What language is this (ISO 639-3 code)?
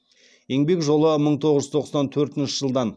kaz